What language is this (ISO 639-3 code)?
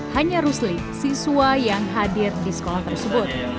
ind